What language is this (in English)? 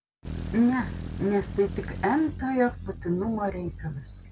Lithuanian